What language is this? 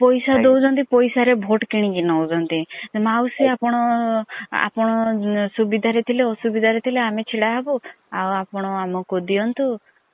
Odia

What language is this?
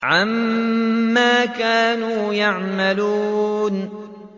Arabic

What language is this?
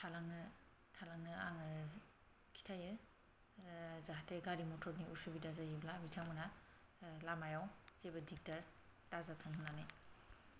Bodo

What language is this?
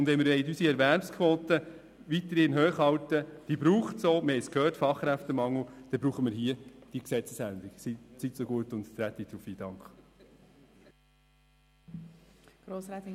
Swiss German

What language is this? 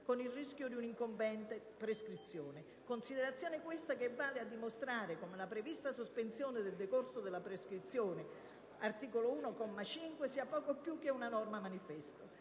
Italian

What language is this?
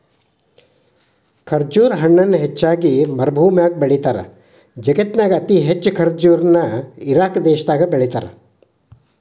Kannada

